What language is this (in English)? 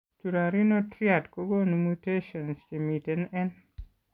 Kalenjin